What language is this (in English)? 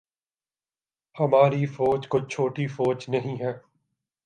Urdu